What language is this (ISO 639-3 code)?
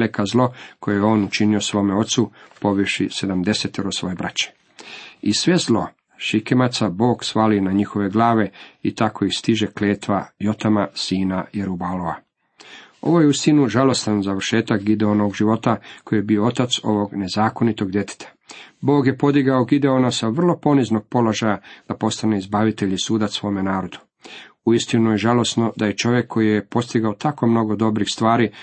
hrv